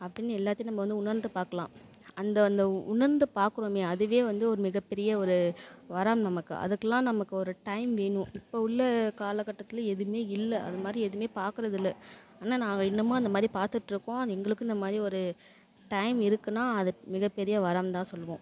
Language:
Tamil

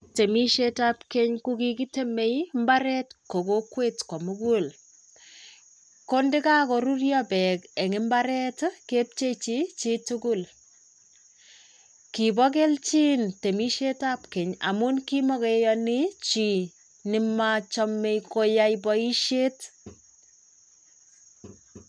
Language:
Kalenjin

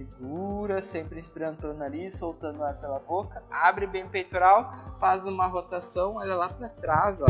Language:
Portuguese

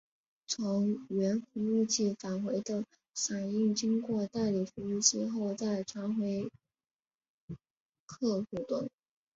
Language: Chinese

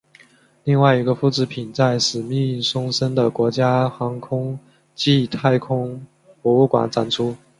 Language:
Chinese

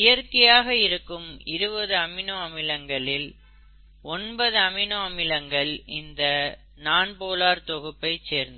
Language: Tamil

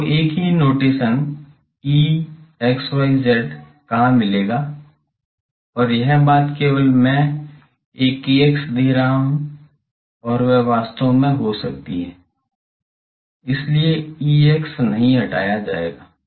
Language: Hindi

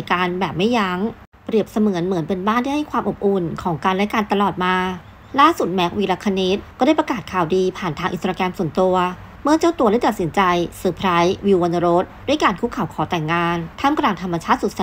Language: Thai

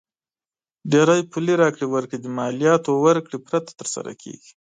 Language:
Pashto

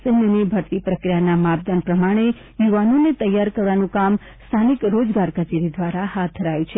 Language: Gujarati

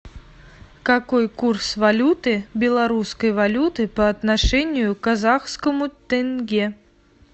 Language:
Russian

